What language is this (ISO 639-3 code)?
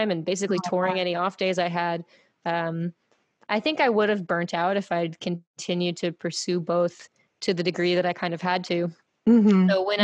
eng